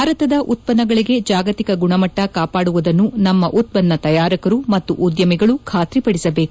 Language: Kannada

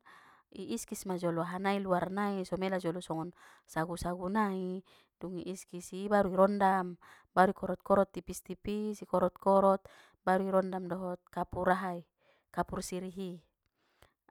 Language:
Batak Mandailing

